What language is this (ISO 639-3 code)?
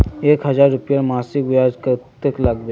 mag